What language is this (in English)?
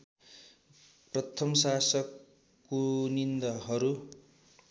Nepali